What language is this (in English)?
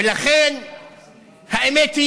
Hebrew